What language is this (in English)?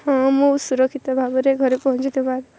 Odia